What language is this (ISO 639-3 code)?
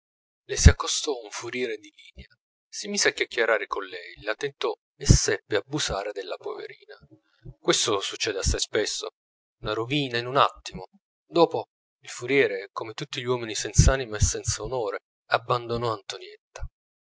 ita